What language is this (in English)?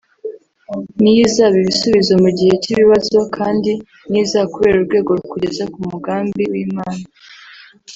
Kinyarwanda